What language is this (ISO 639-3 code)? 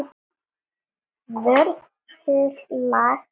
isl